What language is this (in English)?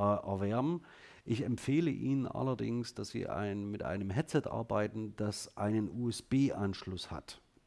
German